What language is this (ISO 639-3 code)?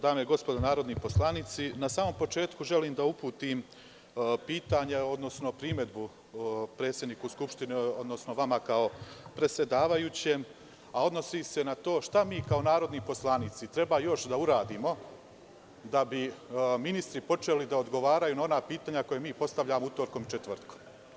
srp